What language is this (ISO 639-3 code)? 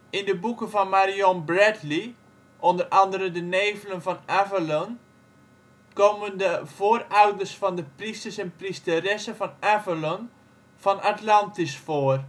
nld